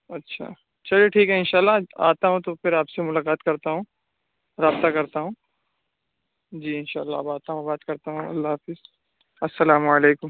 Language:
Urdu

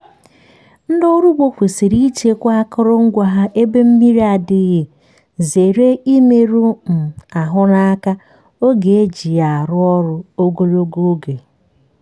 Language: Igbo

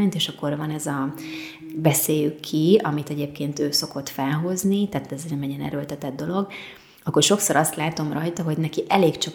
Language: Hungarian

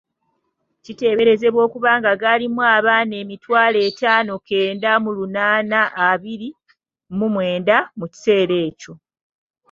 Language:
Ganda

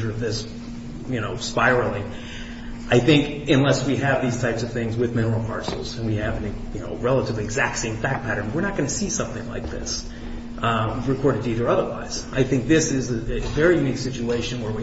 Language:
English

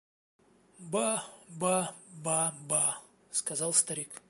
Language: Russian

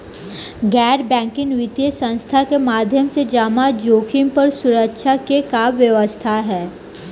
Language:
Bhojpuri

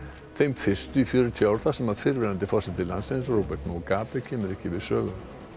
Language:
Icelandic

